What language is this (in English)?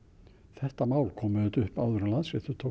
Icelandic